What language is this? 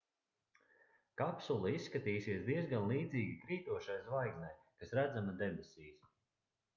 Latvian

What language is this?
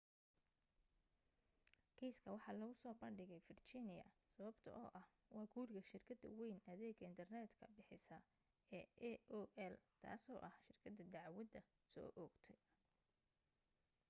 Somali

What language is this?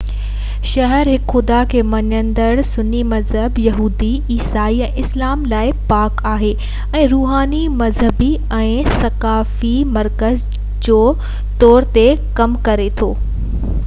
Sindhi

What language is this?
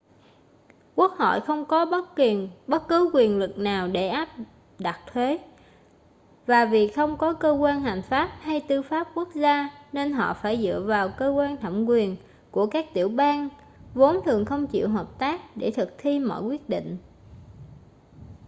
Vietnamese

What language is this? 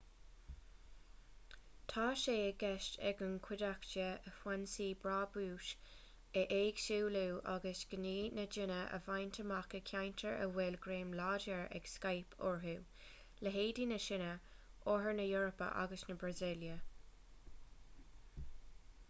Irish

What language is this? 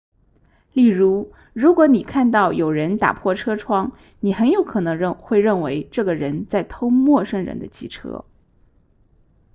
Chinese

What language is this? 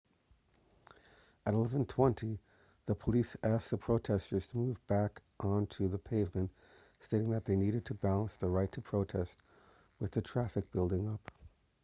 English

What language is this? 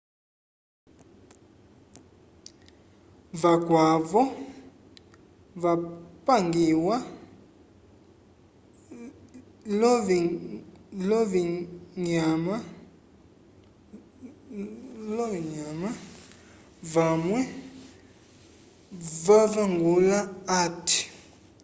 Umbundu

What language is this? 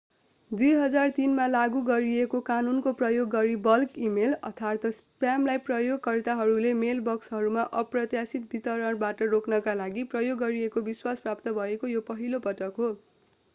Nepali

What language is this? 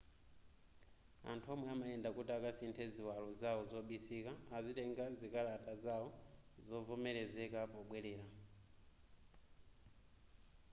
Nyanja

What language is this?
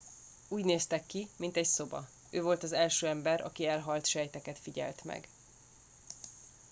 Hungarian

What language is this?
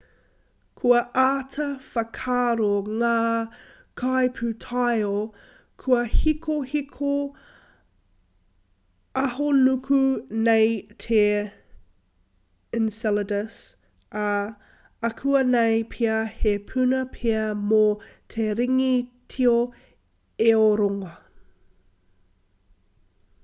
Māori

